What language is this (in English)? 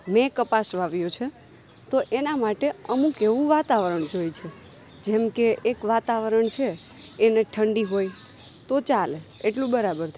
Gujarati